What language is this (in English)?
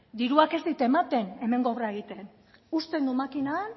Basque